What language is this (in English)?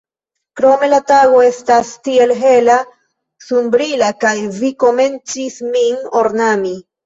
Esperanto